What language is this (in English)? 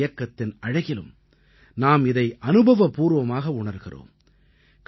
Tamil